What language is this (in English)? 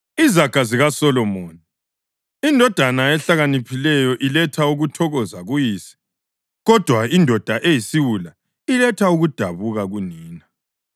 North Ndebele